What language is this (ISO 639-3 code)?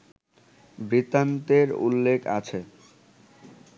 ben